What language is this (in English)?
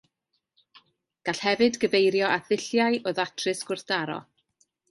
Welsh